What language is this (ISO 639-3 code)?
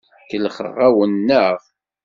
kab